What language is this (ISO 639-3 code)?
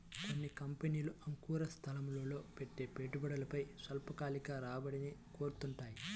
tel